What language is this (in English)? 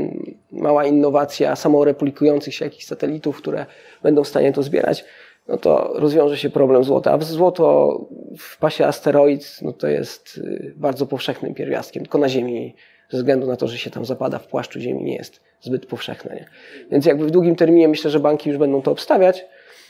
Polish